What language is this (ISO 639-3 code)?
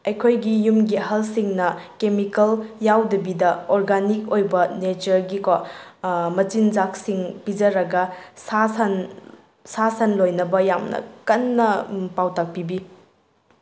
mni